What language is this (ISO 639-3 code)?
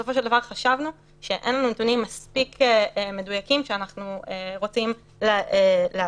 heb